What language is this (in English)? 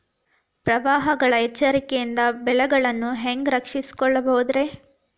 Kannada